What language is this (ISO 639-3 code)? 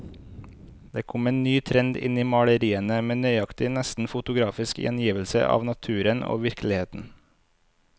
nor